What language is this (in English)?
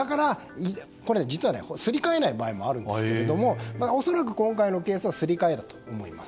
Japanese